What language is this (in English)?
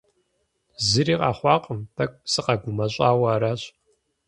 Kabardian